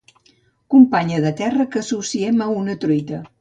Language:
Catalan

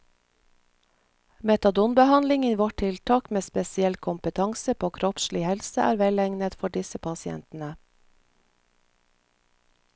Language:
Norwegian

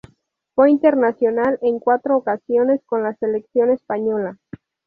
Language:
Spanish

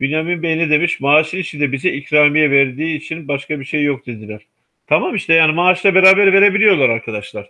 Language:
Turkish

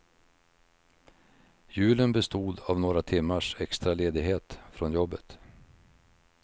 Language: Swedish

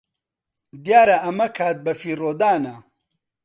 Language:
Central Kurdish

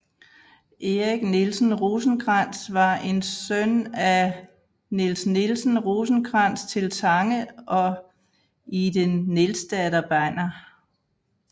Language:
Danish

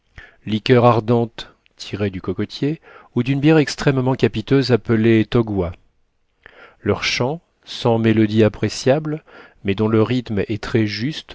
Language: French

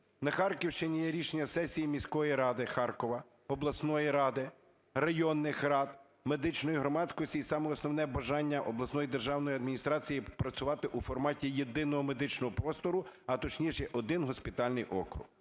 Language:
Ukrainian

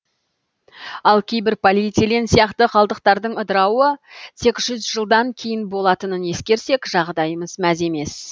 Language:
Kazakh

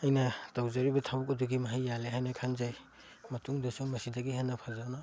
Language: Manipuri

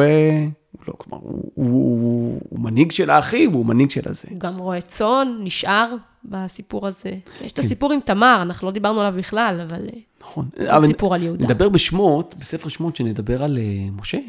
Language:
Hebrew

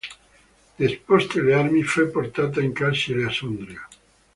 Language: Italian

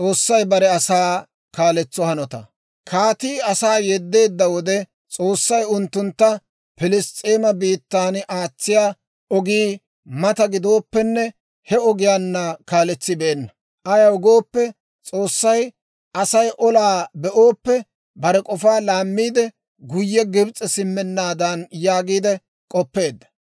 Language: Dawro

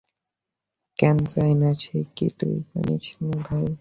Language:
Bangla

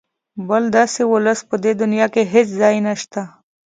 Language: Pashto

